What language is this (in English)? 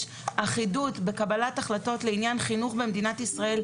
Hebrew